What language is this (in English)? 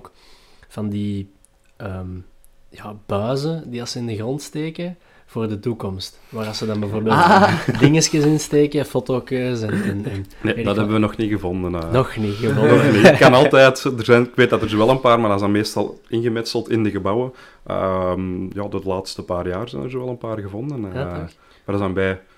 Dutch